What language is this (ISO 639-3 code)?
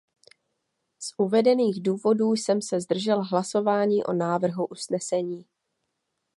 ces